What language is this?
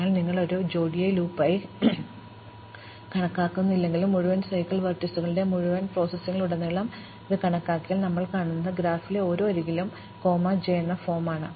Malayalam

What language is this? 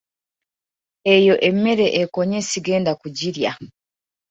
Ganda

